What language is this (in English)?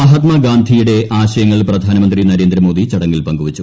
Malayalam